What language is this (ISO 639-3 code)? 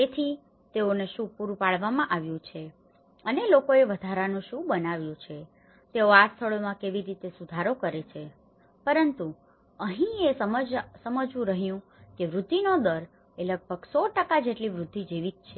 guj